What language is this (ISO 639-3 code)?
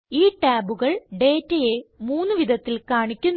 mal